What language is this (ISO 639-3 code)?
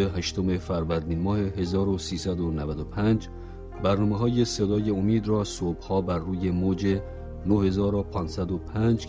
fas